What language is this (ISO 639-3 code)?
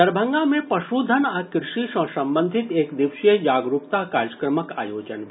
mai